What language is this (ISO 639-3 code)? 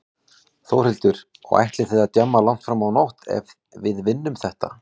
isl